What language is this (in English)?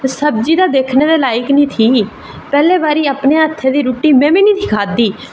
Dogri